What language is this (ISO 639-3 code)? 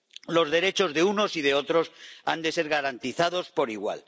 spa